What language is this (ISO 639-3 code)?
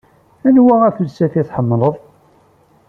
kab